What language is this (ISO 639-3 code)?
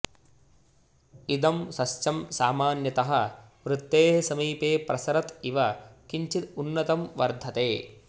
san